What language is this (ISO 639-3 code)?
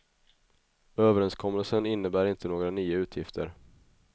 swe